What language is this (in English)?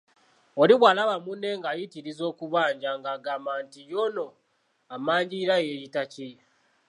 Ganda